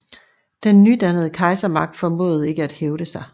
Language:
Danish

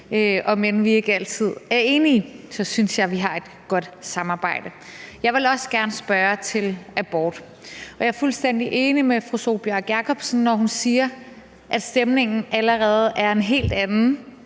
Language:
Danish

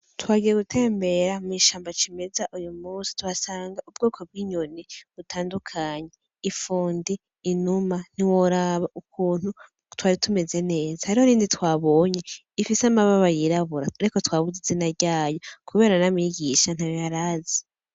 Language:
Rundi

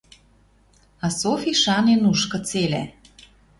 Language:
Western Mari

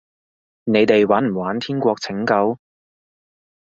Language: Cantonese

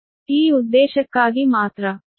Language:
Kannada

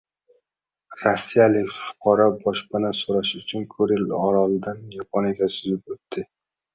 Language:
Uzbek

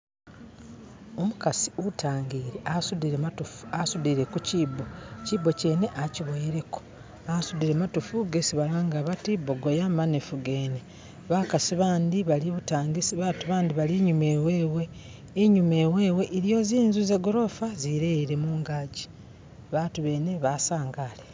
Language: Masaaba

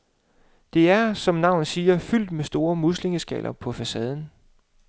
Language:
Danish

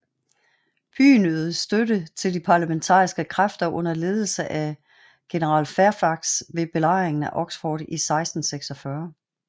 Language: Danish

